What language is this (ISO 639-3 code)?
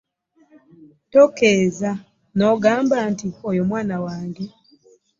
lug